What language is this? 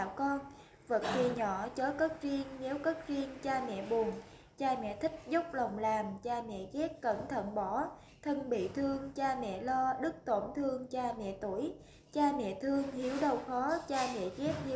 Vietnamese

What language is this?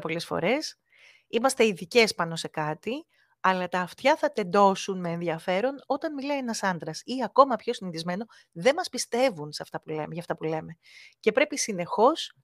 Greek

